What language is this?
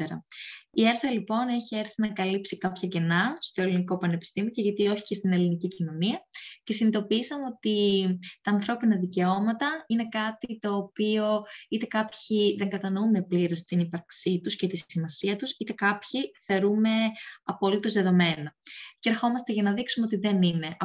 Greek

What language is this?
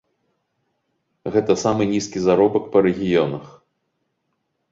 Belarusian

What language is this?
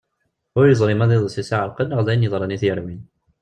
Kabyle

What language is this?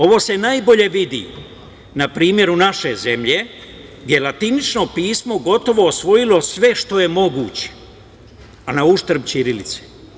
Serbian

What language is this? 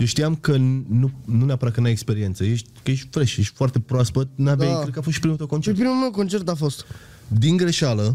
Romanian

